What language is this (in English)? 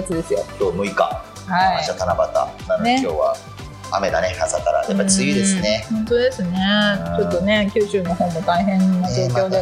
Japanese